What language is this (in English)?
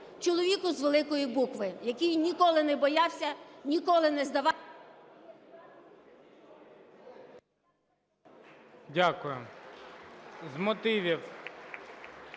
Ukrainian